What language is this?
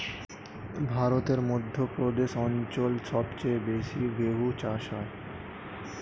Bangla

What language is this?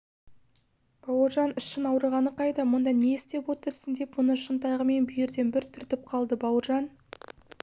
Kazakh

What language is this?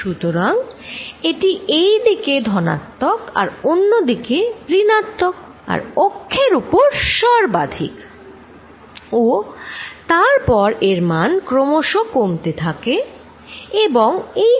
Bangla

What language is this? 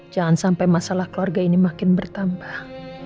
Indonesian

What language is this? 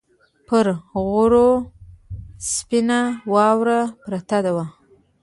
Pashto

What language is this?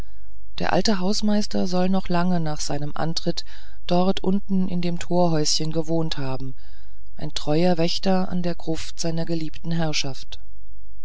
German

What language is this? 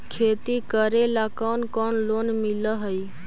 Magahi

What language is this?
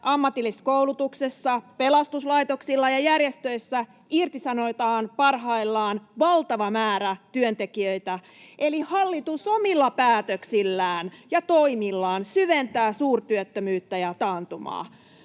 Finnish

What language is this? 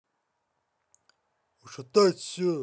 Russian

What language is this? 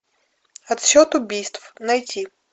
Russian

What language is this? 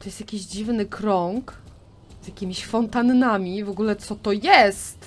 Polish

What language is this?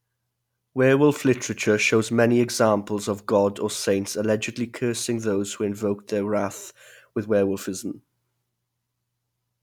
English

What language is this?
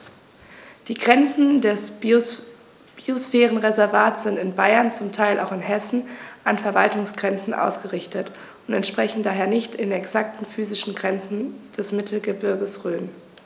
German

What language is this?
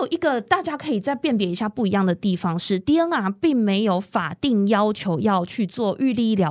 Chinese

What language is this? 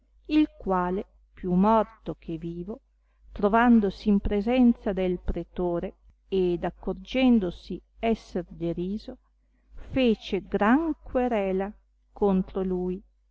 Italian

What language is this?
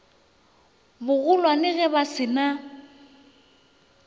Northern Sotho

